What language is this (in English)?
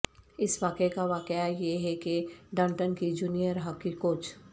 Urdu